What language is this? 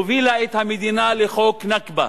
Hebrew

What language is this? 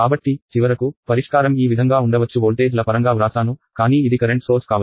Telugu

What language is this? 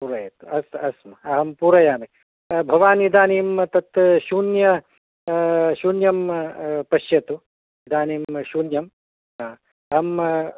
Sanskrit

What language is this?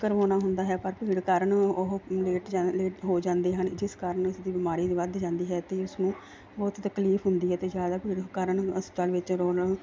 Punjabi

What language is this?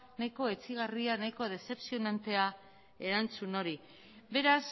Basque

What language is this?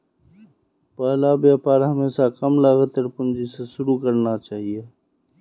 Magahi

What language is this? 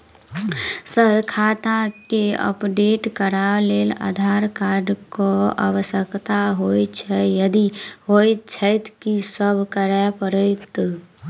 Maithili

